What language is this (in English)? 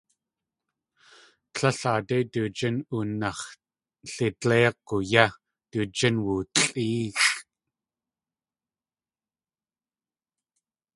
Tlingit